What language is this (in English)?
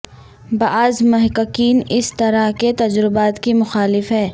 Urdu